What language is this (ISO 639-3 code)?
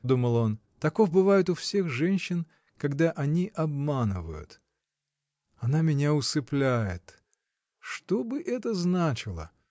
rus